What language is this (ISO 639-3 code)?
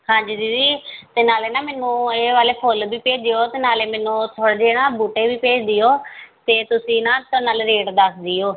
pan